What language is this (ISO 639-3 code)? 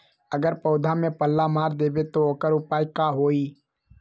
mag